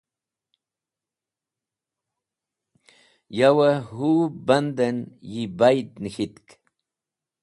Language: Wakhi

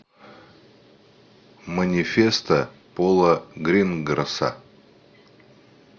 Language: Russian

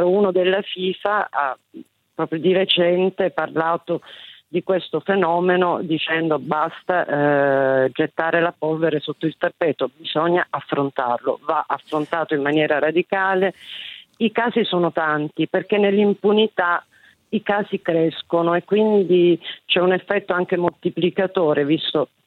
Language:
Italian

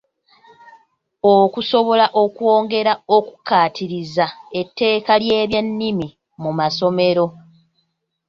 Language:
Ganda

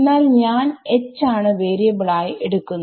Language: Malayalam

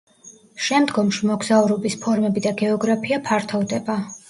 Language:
Georgian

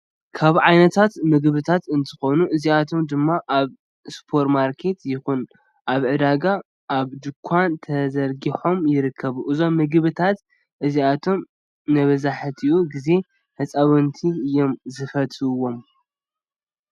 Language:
Tigrinya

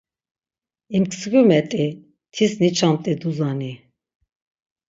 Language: Laz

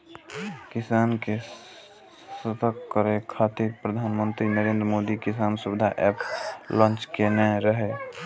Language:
Maithili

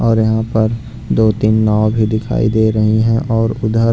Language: Hindi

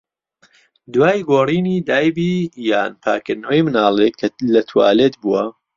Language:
Central Kurdish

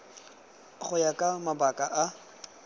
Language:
Tswana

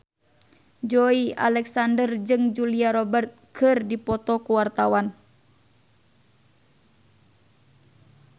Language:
Sundanese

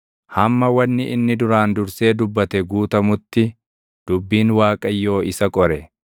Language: Oromo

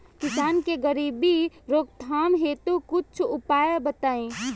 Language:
Bhojpuri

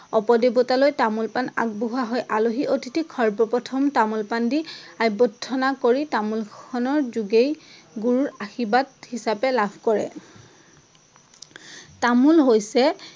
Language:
Assamese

